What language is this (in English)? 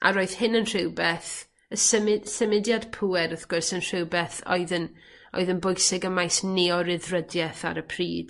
Welsh